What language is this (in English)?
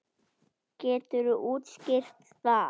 Icelandic